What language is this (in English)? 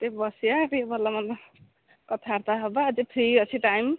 Odia